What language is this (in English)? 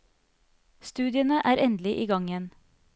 Norwegian